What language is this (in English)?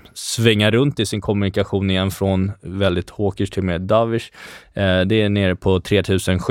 Swedish